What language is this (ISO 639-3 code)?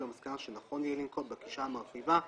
heb